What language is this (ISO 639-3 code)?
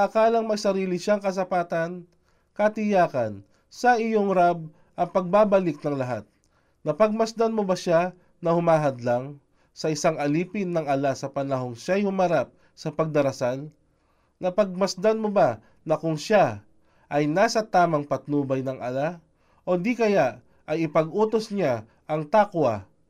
fil